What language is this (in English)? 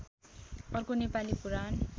Nepali